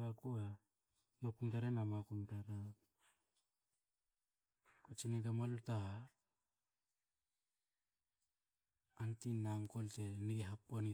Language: Hakö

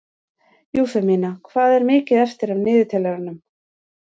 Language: Icelandic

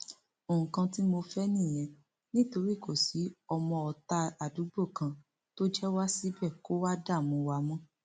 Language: Yoruba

